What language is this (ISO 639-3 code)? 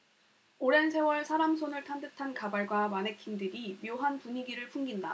kor